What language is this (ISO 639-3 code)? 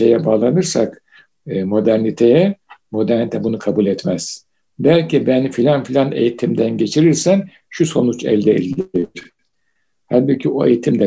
tur